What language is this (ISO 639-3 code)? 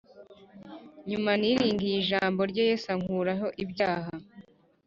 kin